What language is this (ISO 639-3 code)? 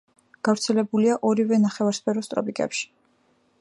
kat